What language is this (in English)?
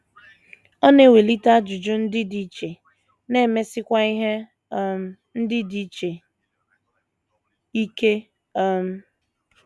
Igbo